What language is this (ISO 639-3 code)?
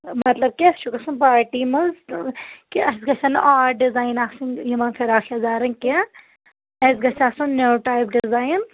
kas